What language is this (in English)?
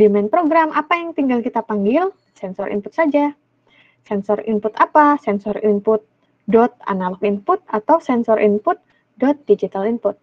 Indonesian